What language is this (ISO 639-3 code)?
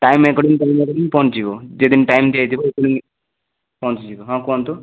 ori